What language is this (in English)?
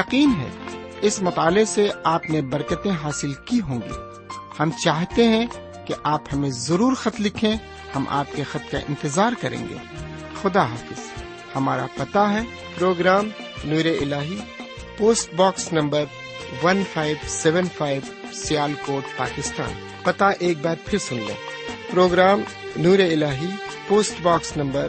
Urdu